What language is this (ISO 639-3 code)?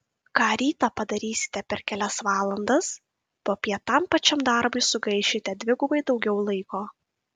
lit